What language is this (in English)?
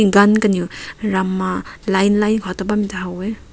Rongmei Naga